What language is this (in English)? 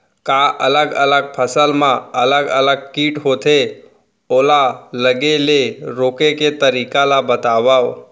Chhattisgarhi